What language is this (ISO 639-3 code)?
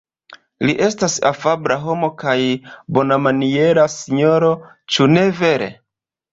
epo